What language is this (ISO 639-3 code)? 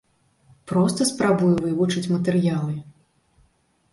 bel